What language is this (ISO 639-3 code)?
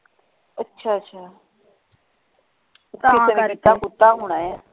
pan